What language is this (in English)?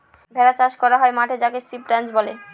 Bangla